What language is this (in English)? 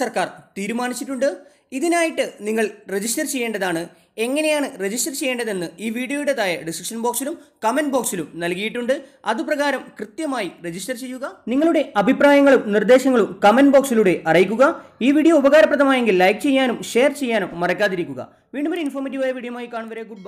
Hindi